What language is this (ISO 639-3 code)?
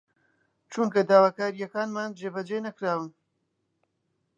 ckb